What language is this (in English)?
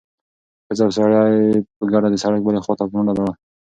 Pashto